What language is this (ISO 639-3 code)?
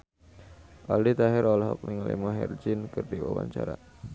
sun